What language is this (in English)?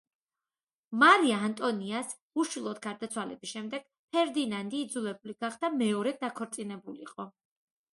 Georgian